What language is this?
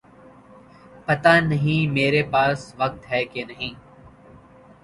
Urdu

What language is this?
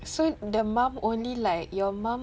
English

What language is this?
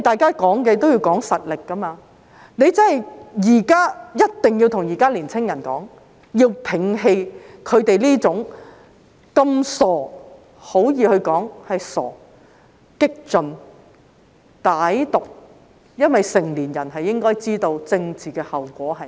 Cantonese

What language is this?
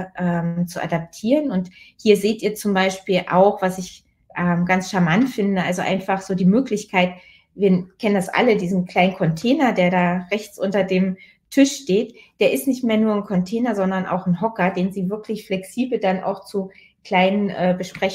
German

